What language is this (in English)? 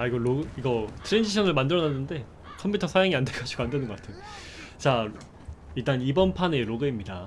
Korean